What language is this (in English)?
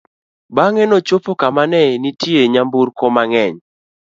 Luo (Kenya and Tanzania)